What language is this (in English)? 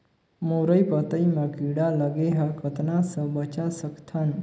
Chhattisgarhi